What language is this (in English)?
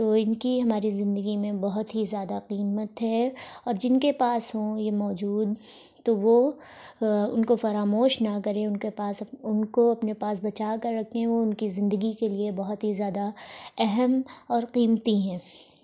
Urdu